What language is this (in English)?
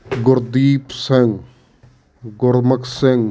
Punjabi